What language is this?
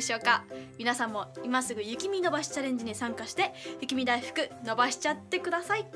Japanese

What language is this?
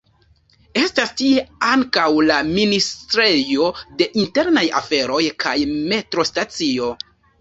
Esperanto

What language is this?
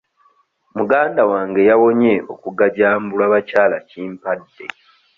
Ganda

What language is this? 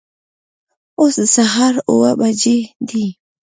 Pashto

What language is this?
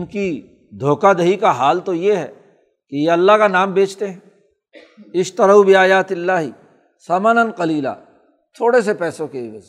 Urdu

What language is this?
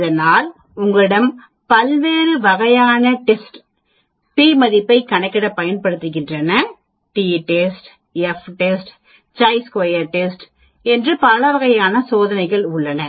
Tamil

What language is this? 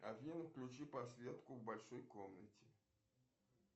Russian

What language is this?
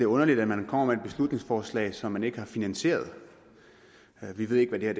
Danish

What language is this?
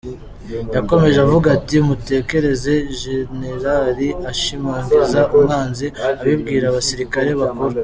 Kinyarwanda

